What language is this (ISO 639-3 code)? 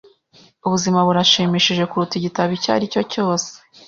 kin